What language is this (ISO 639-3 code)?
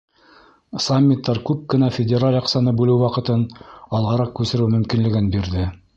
bak